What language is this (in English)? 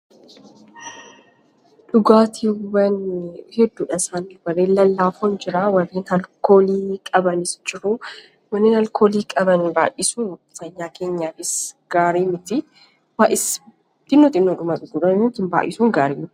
Oromo